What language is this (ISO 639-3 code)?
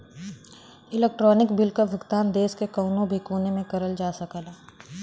bho